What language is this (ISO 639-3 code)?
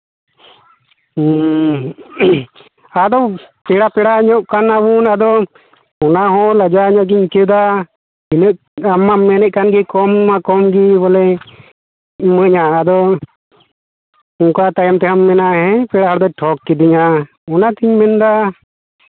sat